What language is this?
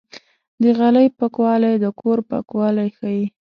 Pashto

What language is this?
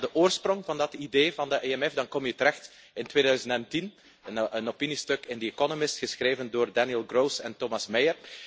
Dutch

